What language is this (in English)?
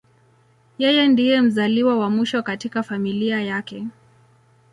Swahili